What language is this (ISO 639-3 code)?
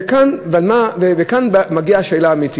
heb